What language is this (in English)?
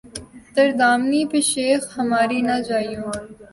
Urdu